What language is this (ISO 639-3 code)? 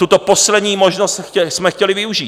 ces